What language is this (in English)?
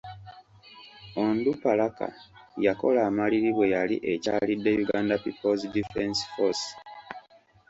Ganda